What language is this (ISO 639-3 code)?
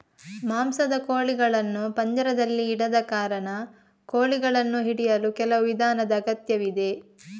kan